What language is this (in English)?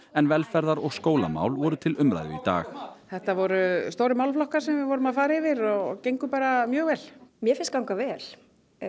Icelandic